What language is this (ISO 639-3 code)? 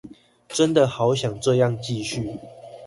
zho